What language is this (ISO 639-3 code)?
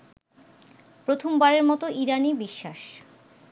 ben